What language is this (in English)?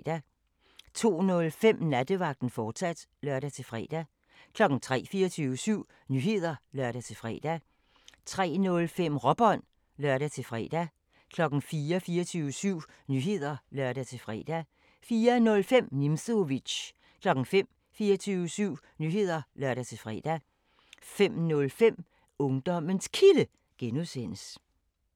Danish